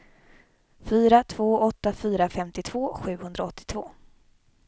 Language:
Swedish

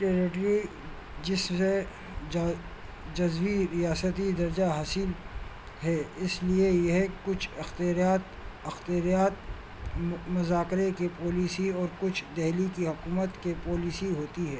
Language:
Urdu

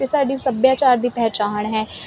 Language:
Punjabi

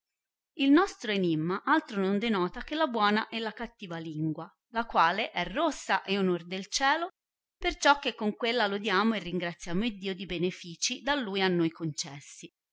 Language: Italian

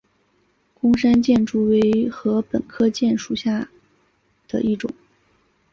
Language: Chinese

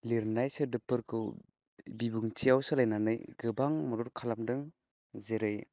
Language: Bodo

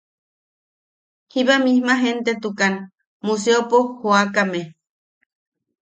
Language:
Yaqui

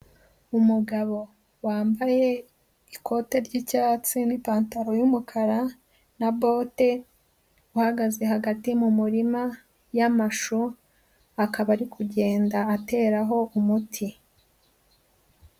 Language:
Kinyarwanda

